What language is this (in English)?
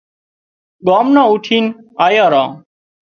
Wadiyara Koli